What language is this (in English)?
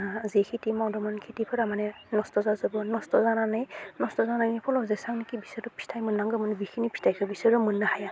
Bodo